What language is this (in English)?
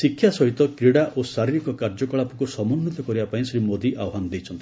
Odia